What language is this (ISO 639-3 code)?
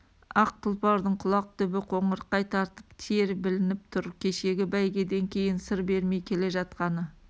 kaz